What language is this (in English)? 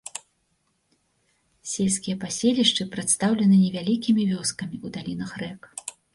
Belarusian